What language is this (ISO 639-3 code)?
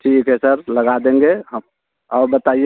hin